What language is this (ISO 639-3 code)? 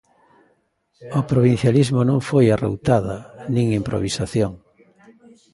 glg